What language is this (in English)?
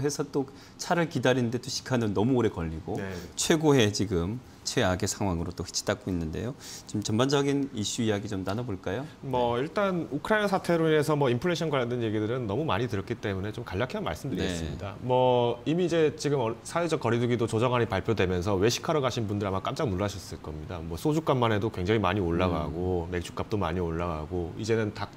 Korean